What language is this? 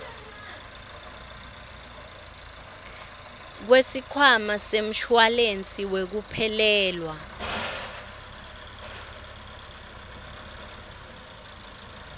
Swati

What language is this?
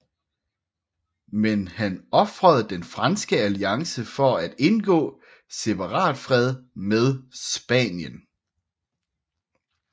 Danish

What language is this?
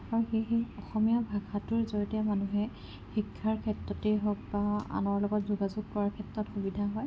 Assamese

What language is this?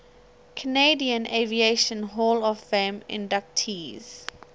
English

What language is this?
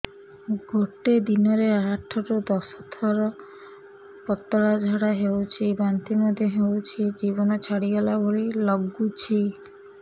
Odia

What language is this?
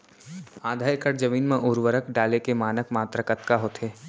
Chhattisgarhi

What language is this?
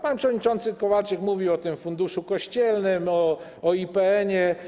Polish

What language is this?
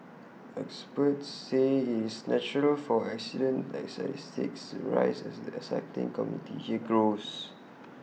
English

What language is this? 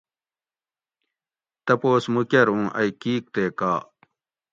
Gawri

